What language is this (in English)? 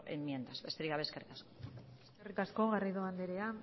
Basque